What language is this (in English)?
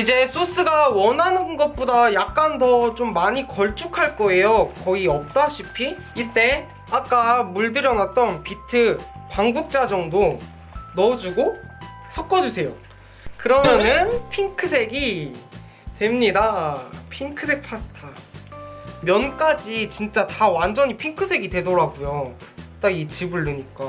Korean